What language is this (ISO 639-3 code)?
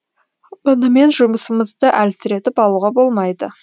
kaz